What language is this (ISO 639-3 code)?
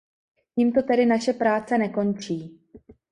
ces